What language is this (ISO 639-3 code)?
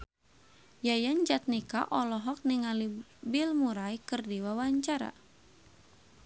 sun